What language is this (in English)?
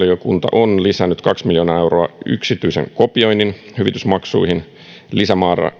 Finnish